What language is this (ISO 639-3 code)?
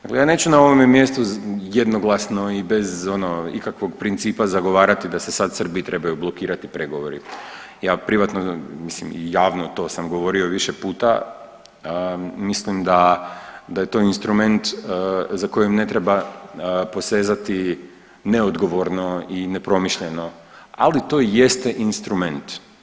hrv